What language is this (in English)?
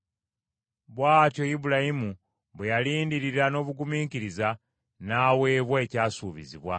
Ganda